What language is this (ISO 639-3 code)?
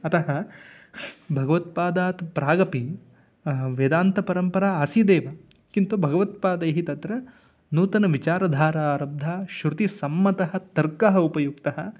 san